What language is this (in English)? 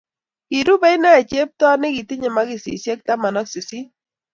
Kalenjin